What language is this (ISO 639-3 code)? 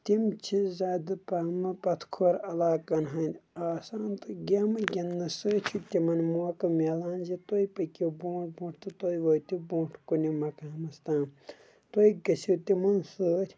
kas